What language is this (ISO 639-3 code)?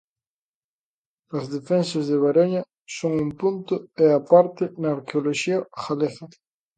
glg